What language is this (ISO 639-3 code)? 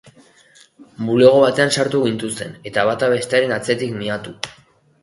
eus